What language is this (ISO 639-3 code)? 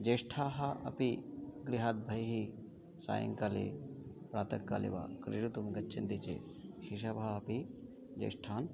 san